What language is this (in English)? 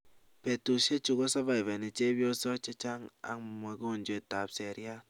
Kalenjin